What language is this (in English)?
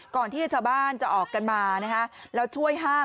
Thai